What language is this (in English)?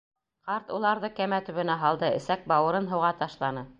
Bashkir